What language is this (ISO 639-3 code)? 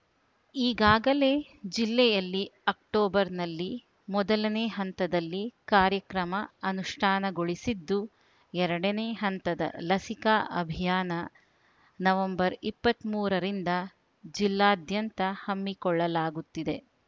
kan